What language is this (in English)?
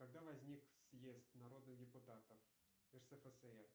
Russian